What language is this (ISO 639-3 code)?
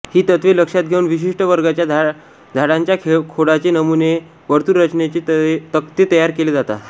mar